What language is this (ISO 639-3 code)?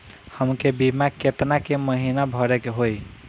bho